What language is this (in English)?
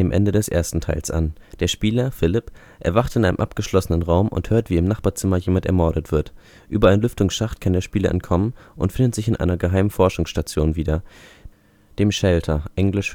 German